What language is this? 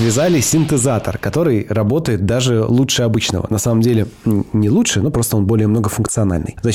Russian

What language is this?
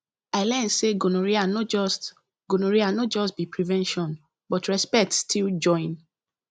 Nigerian Pidgin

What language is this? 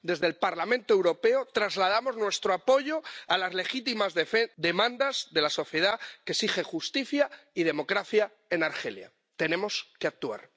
Spanish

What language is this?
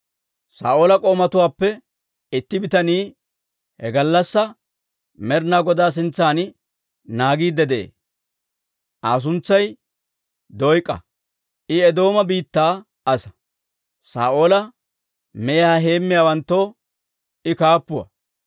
Dawro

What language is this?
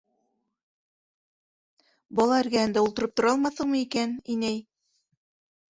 Bashkir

